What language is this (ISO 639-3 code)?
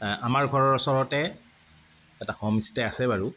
asm